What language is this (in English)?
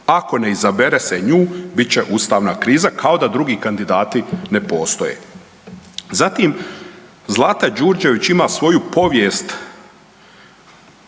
Croatian